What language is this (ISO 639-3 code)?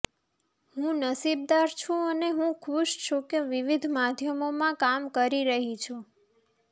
guj